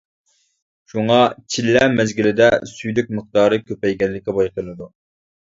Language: Uyghur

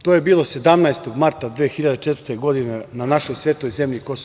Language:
Serbian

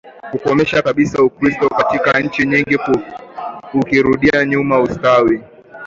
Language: Swahili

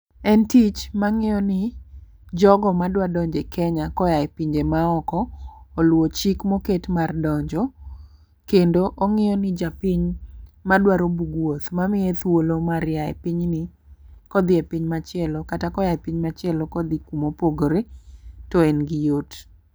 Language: Luo (Kenya and Tanzania)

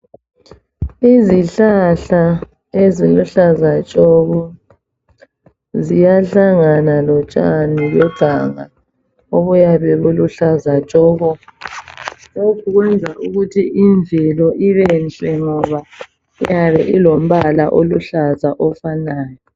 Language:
North Ndebele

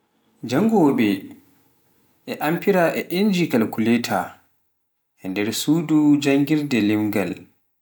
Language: Pular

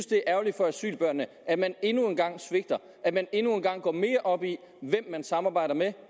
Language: Danish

